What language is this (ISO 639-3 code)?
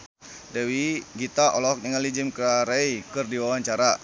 sun